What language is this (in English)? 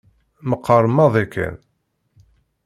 Kabyle